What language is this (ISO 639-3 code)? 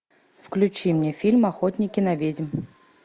rus